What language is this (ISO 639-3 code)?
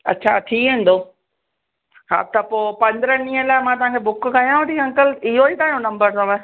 snd